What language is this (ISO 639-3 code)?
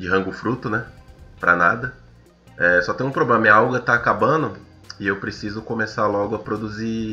por